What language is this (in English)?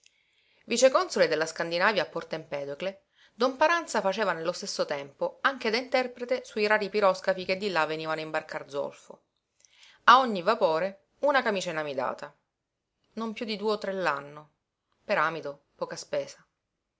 Italian